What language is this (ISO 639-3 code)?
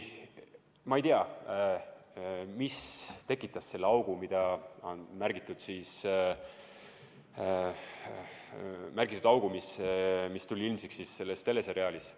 est